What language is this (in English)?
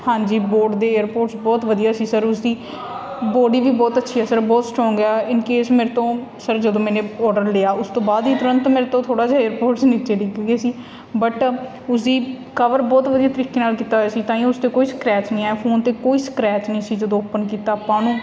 Punjabi